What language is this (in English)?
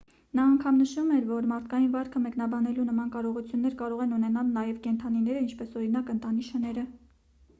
Armenian